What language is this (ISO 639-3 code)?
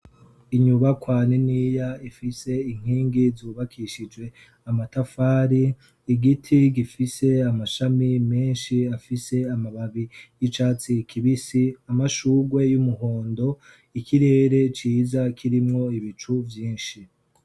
run